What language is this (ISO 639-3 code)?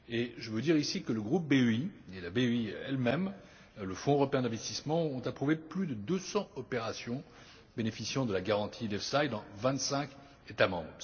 fra